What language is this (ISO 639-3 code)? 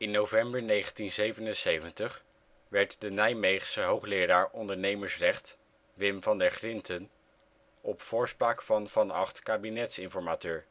nld